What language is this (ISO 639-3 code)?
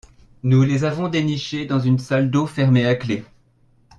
fra